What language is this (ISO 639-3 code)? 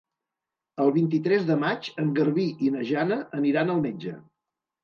cat